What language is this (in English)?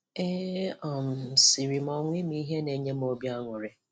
Igbo